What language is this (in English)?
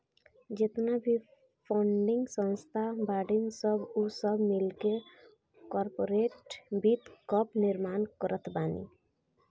Bhojpuri